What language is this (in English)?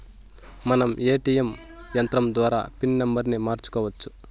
Telugu